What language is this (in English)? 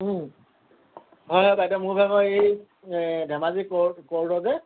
Assamese